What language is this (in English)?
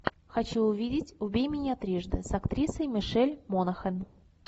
Russian